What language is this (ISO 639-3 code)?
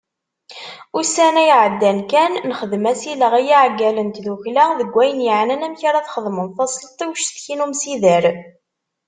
kab